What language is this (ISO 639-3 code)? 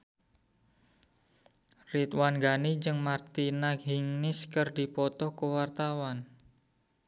sun